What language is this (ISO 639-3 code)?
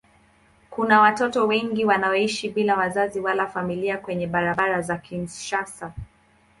swa